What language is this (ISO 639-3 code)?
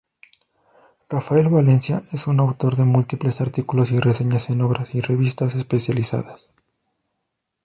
spa